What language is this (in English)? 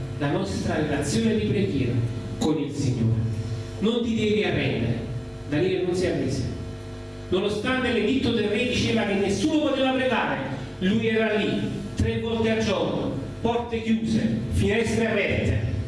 Italian